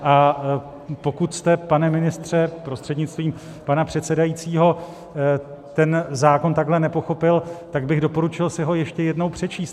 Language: Czech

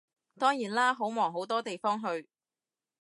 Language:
Cantonese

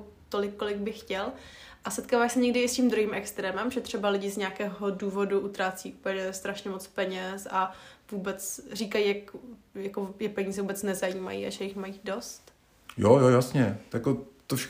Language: Czech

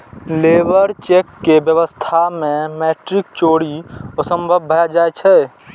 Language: Maithili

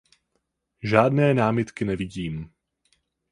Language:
Czech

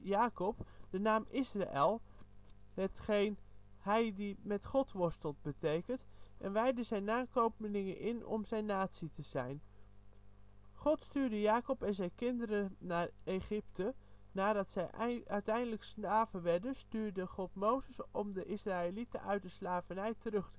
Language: Dutch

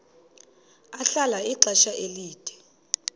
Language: Xhosa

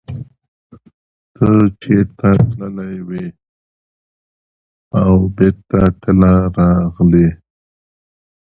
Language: English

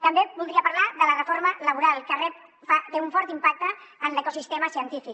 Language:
Catalan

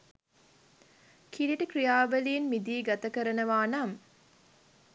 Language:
Sinhala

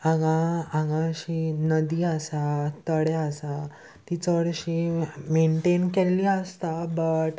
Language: Konkani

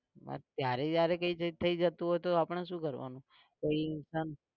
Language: Gujarati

